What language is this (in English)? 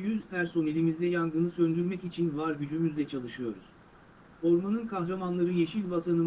Turkish